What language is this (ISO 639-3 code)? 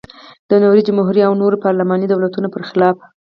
pus